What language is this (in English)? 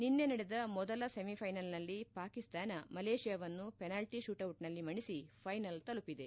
Kannada